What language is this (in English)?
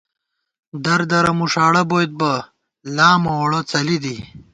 Gawar-Bati